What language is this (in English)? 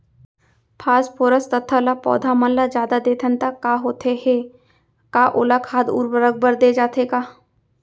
Chhattisgarhi